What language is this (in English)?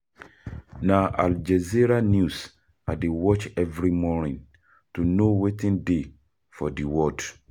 Nigerian Pidgin